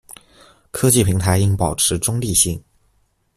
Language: Chinese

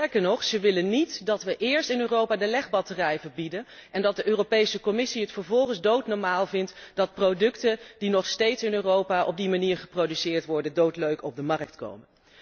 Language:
Dutch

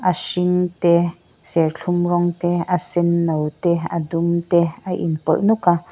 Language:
Mizo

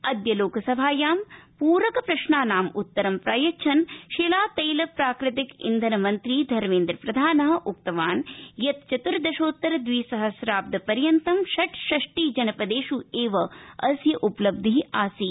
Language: Sanskrit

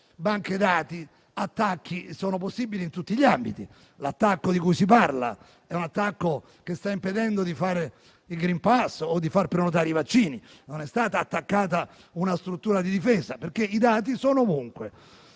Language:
Italian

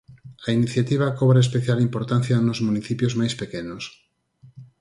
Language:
Galician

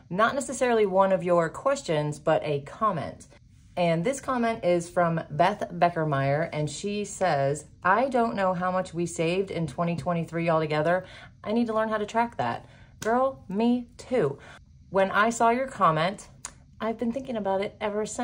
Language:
English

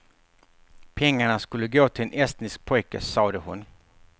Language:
Swedish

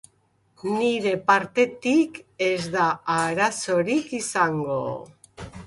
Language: Basque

